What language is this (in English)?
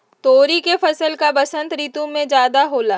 Magahi